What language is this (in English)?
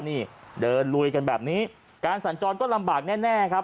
Thai